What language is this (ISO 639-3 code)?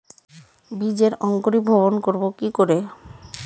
ben